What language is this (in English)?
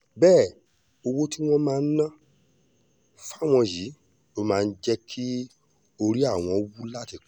Yoruba